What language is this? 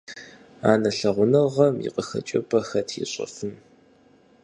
Kabardian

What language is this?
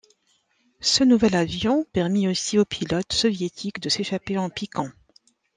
French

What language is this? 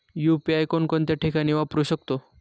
Marathi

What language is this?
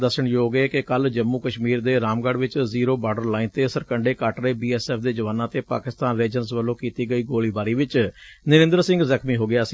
Punjabi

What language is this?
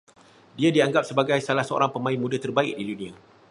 Malay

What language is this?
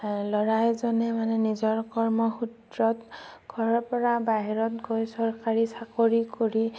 Assamese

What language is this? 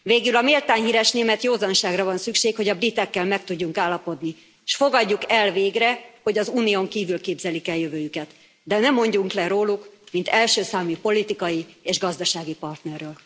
Hungarian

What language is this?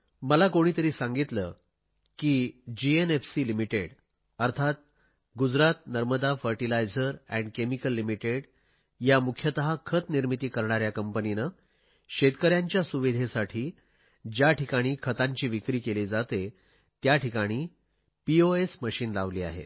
Marathi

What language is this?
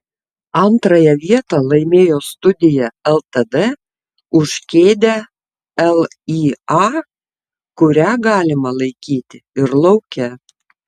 Lithuanian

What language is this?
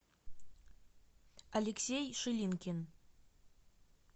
Russian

